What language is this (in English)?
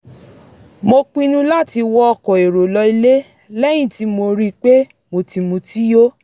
Yoruba